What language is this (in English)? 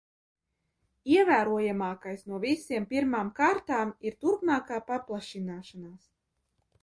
Latvian